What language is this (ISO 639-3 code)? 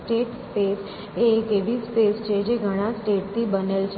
guj